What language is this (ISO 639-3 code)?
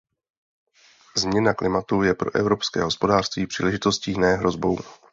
ces